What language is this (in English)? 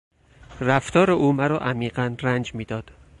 Persian